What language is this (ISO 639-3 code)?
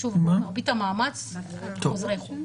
heb